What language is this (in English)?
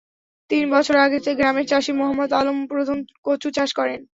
Bangla